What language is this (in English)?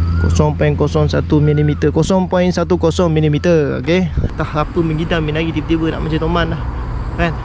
Malay